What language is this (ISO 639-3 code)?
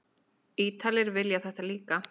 isl